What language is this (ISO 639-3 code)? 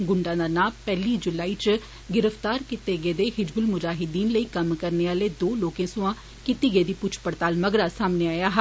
doi